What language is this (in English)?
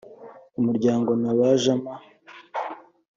Kinyarwanda